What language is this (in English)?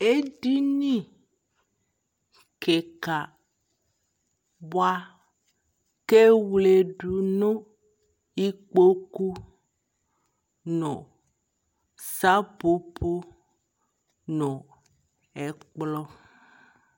Ikposo